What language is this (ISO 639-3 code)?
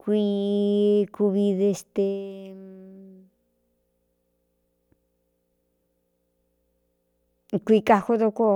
xtu